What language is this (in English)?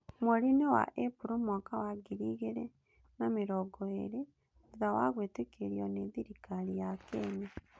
Kikuyu